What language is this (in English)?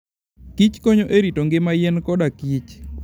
Luo (Kenya and Tanzania)